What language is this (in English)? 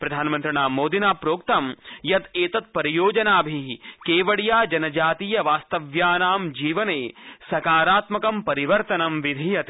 Sanskrit